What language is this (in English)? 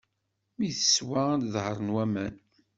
Kabyle